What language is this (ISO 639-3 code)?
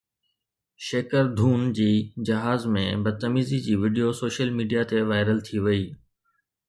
snd